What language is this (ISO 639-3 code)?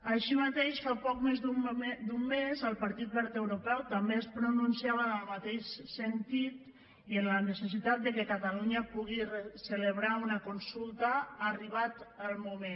cat